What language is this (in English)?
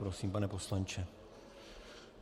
Czech